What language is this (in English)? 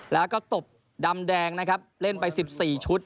Thai